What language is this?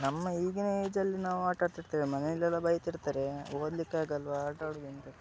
Kannada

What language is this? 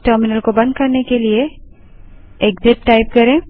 Hindi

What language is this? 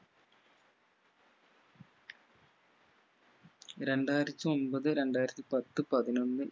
Malayalam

